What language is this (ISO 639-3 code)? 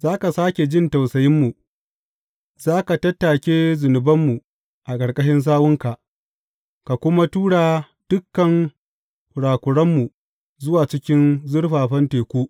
hau